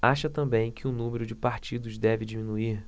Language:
Portuguese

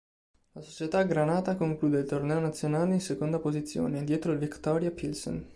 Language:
Italian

